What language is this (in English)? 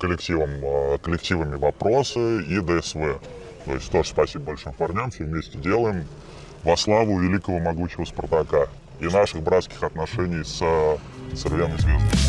Russian